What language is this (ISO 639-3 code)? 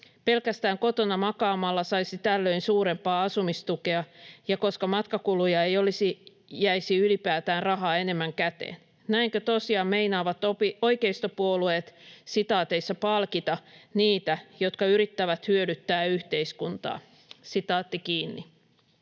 fin